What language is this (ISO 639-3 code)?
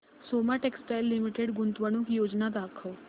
mar